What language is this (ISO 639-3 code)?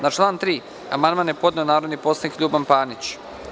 srp